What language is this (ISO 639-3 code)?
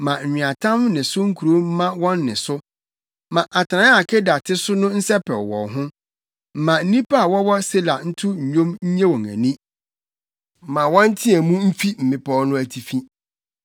aka